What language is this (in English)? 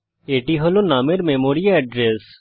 Bangla